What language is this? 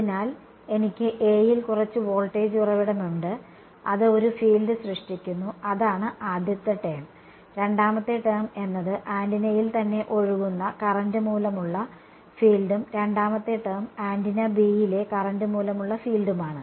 Malayalam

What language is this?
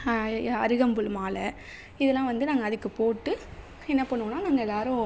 Tamil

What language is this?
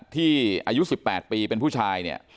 Thai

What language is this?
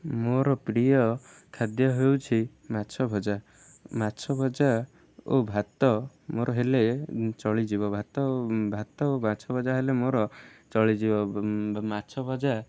Odia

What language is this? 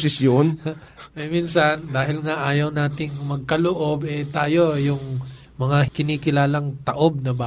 Filipino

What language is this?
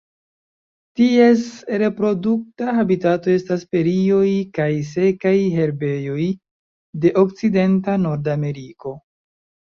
Esperanto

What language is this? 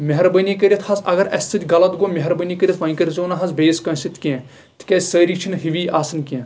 Kashmiri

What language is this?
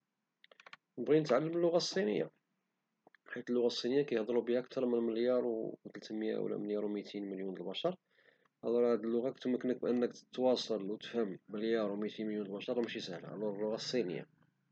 Moroccan Arabic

